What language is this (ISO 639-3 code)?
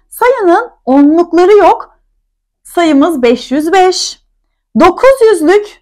tur